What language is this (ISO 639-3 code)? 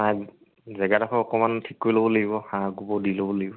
asm